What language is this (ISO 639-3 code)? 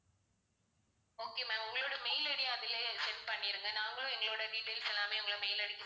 tam